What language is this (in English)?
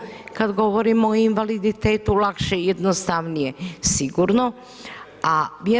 Croatian